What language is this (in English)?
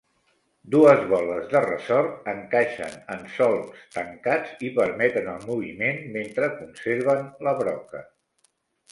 Catalan